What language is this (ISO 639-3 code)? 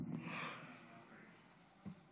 heb